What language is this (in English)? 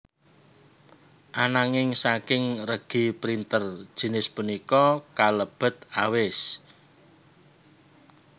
Javanese